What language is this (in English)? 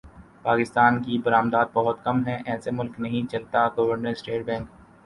Urdu